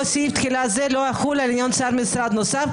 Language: Hebrew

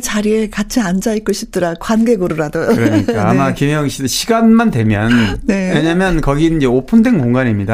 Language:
Korean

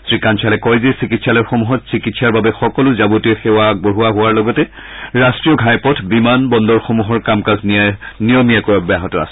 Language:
Assamese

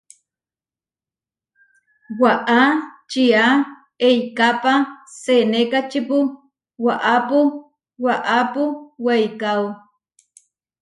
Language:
Huarijio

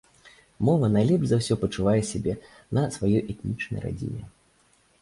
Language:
Belarusian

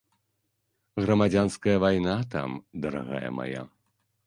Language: Belarusian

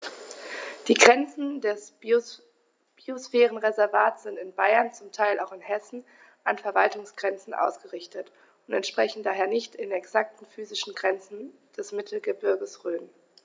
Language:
German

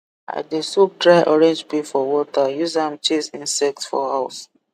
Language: Nigerian Pidgin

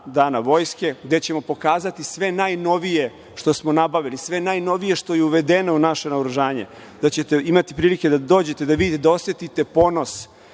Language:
Serbian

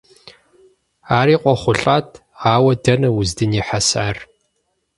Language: Kabardian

